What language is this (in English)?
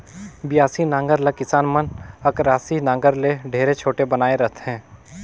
Chhattisgarhi